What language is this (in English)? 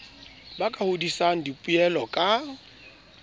Southern Sotho